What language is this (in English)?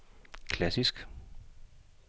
Danish